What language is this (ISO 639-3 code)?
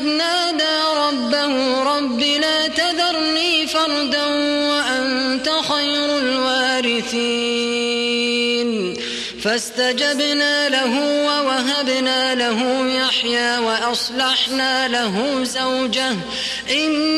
ara